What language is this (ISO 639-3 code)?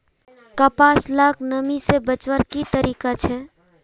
mag